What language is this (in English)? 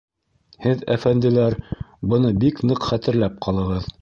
Bashkir